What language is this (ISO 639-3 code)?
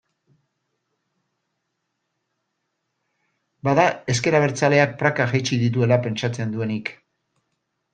eus